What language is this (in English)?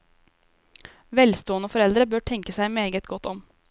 Norwegian